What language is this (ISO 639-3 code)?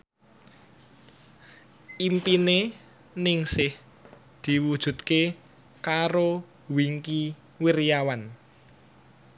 jav